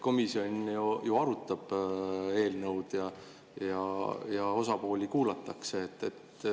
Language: Estonian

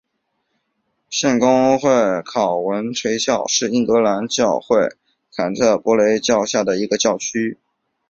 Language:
Chinese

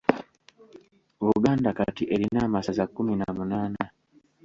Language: Ganda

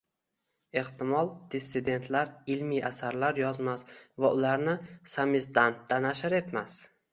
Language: Uzbek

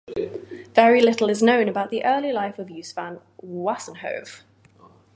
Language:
English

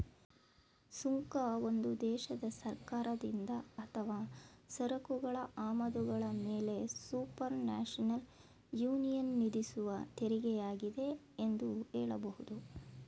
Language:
Kannada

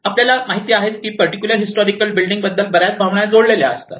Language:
Marathi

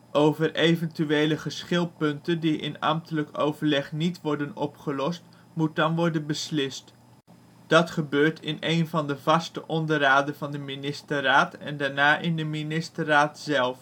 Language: Dutch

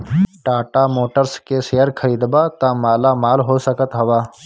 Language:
Bhojpuri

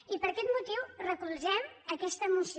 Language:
Catalan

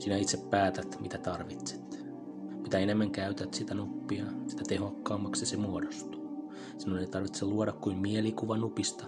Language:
Finnish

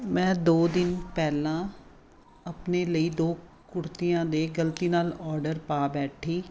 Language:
Punjabi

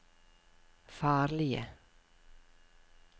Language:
Norwegian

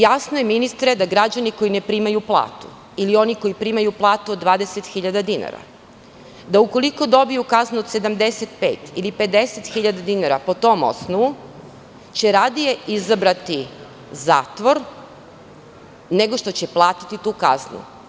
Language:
Serbian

